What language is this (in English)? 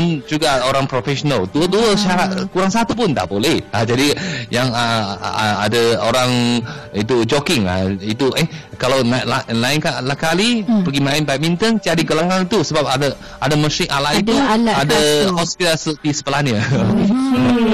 Malay